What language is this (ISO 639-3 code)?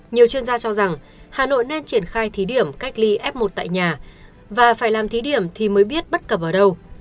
vie